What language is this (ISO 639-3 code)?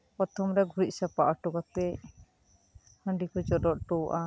sat